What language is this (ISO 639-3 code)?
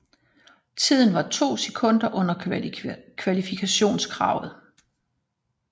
dan